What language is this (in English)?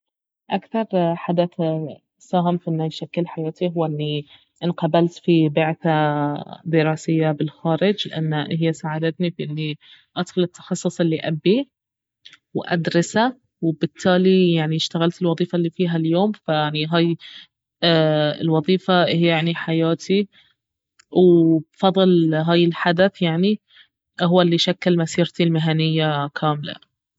Baharna Arabic